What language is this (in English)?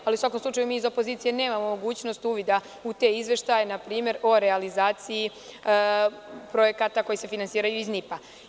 Serbian